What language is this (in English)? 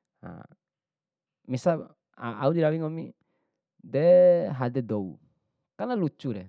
Bima